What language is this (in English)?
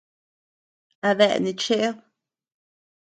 Tepeuxila Cuicatec